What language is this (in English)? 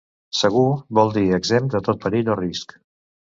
Catalan